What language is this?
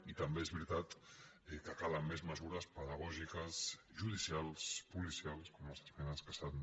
Catalan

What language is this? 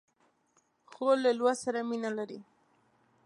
Pashto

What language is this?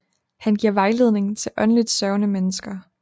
Danish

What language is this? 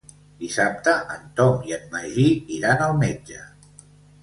Catalan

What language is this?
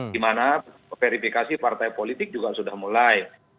Indonesian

